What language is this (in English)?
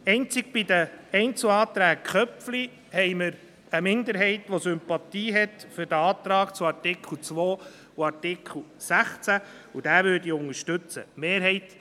Swiss German